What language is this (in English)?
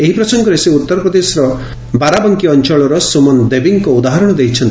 Odia